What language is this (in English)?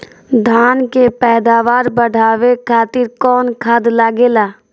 Bhojpuri